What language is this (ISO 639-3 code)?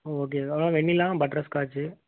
tam